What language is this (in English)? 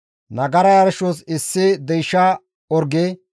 Gamo